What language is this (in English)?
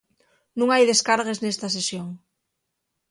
Asturian